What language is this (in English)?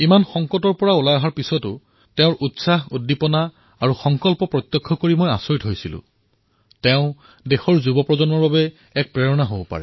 Assamese